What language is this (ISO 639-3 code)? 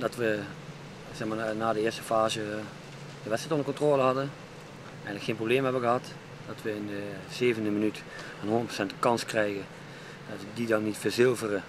nld